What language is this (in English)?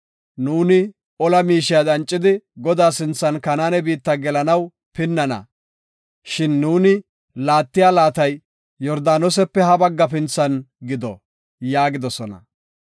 Gofa